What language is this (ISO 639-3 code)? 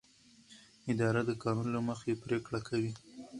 pus